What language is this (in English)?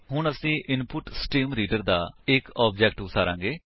Punjabi